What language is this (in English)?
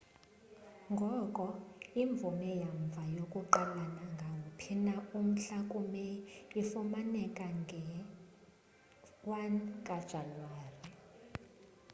Xhosa